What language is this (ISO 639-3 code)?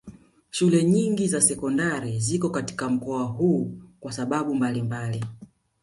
swa